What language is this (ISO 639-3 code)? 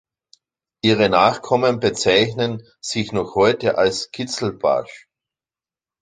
deu